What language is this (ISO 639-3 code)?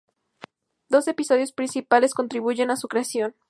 spa